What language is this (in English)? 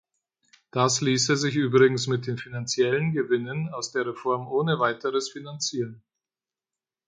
German